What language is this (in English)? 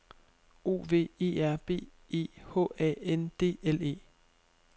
Danish